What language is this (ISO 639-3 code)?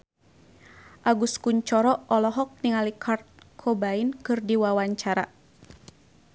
sun